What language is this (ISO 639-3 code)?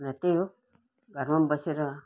nep